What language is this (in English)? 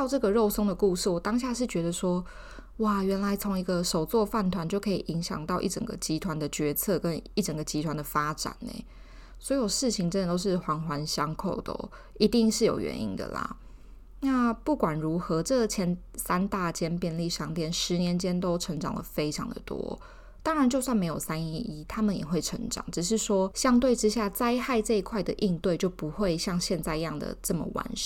Chinese